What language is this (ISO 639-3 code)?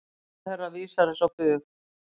isl